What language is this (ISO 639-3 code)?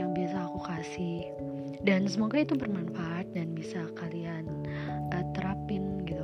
ind